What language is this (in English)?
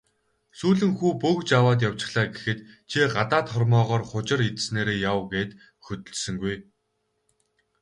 Mongolian